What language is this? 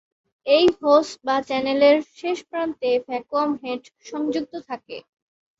Bangla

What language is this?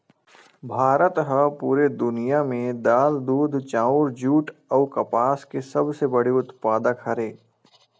Chhattisgarhi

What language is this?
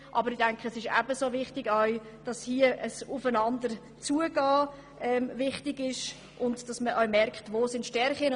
Swiss German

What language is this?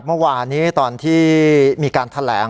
Thai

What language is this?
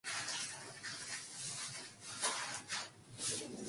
Korean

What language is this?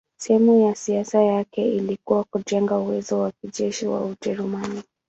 Swahili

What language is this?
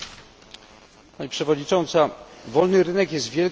Polish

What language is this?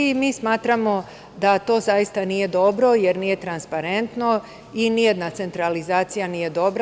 Serbian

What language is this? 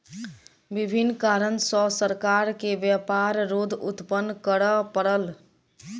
Maithili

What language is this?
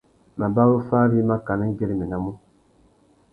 Tuki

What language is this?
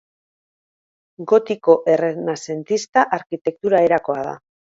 Basque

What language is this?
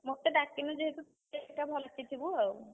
Odia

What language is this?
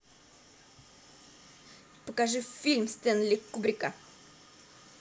Russian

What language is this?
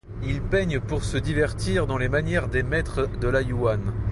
French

